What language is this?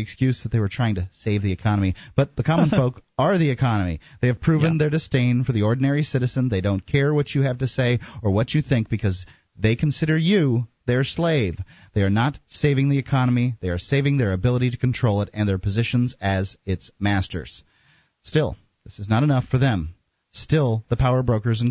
English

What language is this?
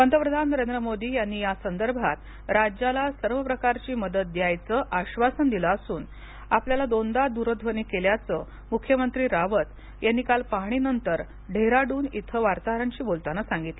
Marathi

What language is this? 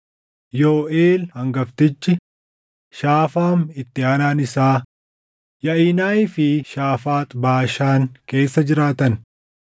Oromo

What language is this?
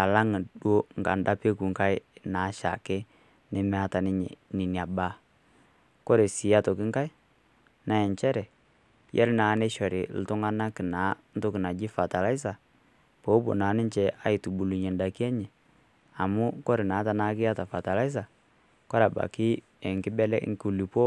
Masai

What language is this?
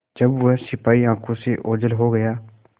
Hindi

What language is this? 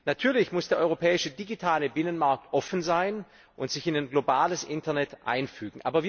German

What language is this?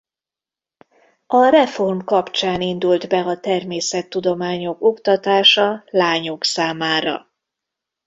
Hungarian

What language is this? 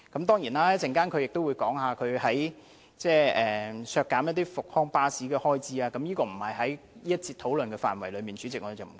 Cantonese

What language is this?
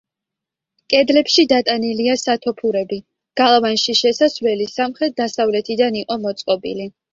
Georgian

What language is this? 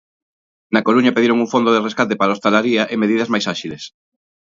Galician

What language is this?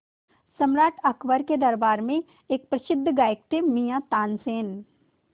Hindi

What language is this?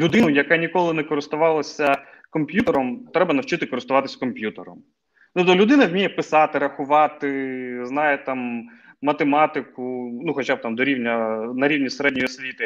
Ukrainian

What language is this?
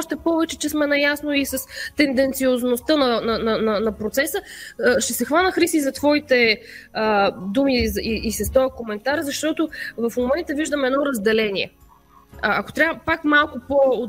Bulgarian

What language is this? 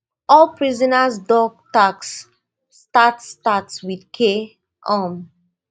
Nigerian Pidgin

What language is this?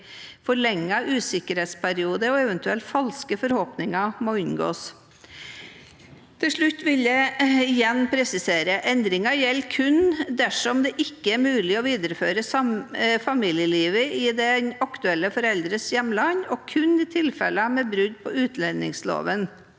Norwegian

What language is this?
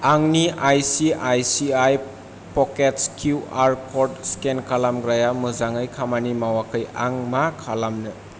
Bodo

